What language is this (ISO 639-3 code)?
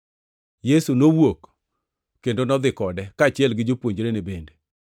luo